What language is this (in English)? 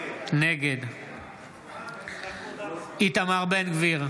Hebrew